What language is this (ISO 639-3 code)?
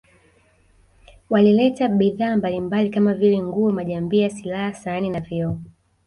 swa